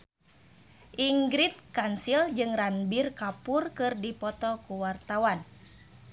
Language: Sundanese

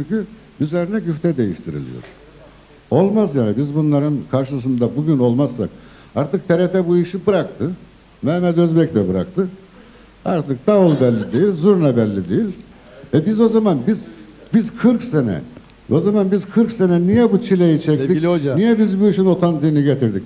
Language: Turkish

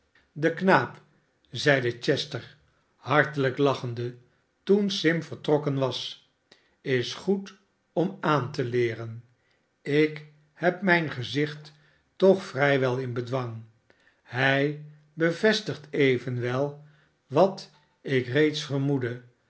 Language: Dutch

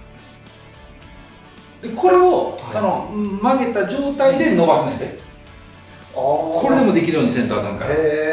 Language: Japanese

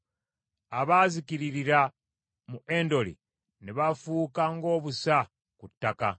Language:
Ganda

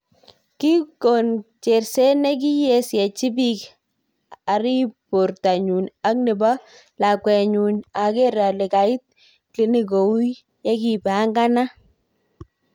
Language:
Kalenjin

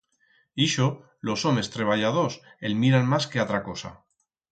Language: Aragonese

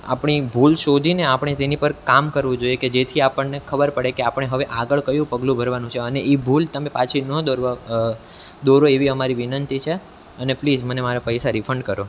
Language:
Gujarati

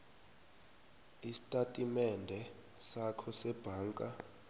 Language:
South Ndebele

